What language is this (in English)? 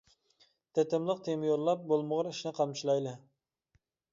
Uyghur